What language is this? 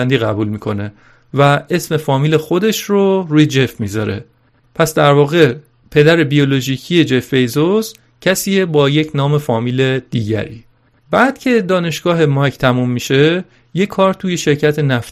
Persian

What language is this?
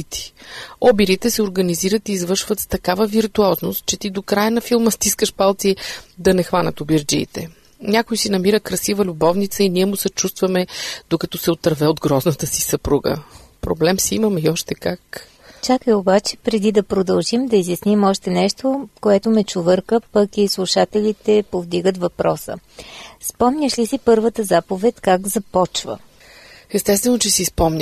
Bulgarian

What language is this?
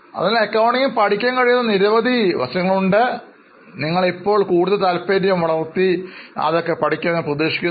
Malayalam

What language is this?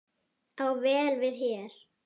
Icelandic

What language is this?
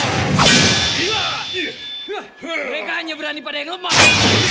Indonesian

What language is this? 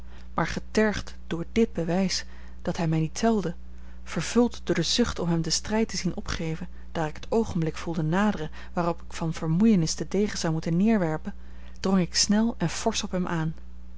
Dutch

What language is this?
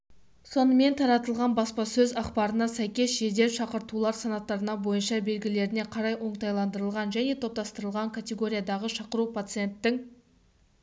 Kazakh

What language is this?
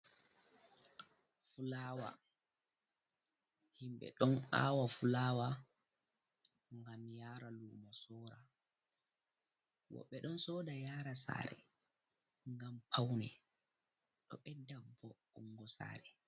Fula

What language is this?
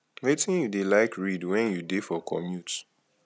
Nigerian Pidgin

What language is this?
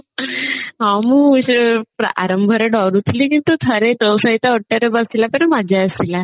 Odia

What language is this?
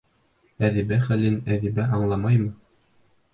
Bashkir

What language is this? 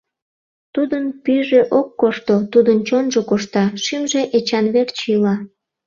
Mari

